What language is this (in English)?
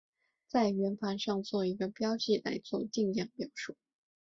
Chinese